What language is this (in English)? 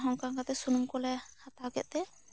Santali